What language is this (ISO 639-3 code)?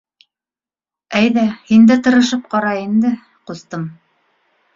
bak